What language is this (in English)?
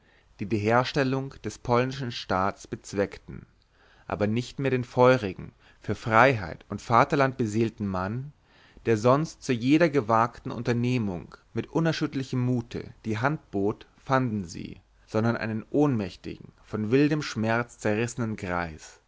German